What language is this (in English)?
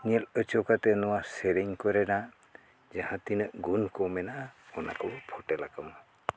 Santali